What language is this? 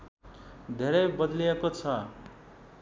Nepali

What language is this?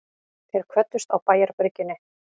Icelandic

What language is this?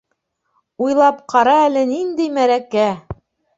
Bashkir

